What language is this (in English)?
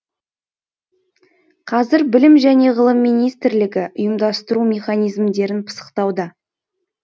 Kazakh